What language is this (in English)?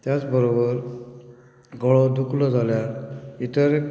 Konkani